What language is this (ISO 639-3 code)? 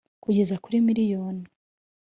kin